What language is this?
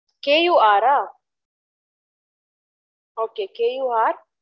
Tamil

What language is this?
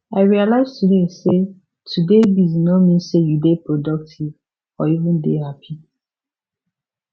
Nigerian Pidgin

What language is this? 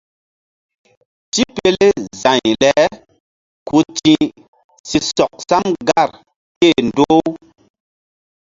Mbum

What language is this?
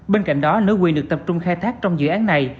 Vietnamese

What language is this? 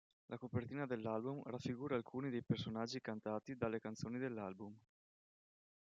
Italian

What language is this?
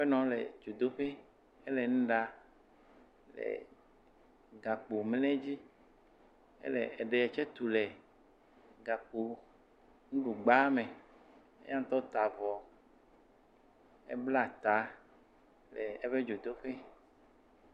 Ewe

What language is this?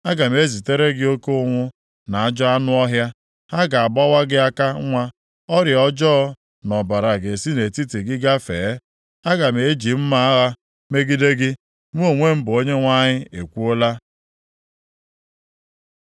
Igbo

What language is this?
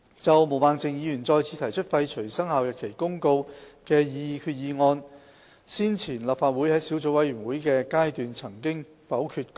Cantonese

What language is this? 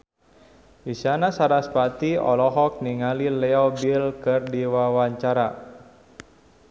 Sundanese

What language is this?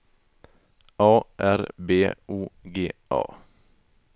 Swedish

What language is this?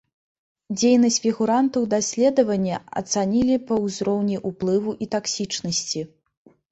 Belarusian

